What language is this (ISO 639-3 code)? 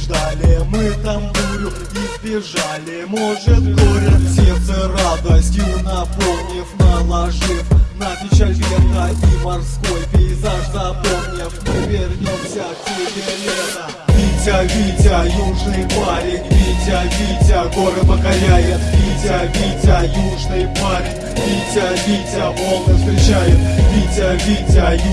rus